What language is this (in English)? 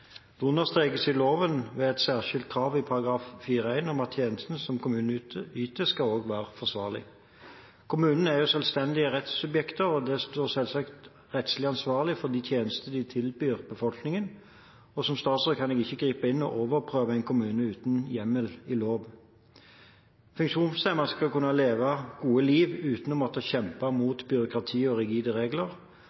Norwegian Bokmål